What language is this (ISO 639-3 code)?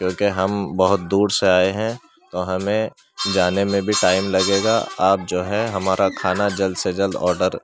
urd